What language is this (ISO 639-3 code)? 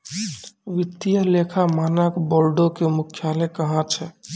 mai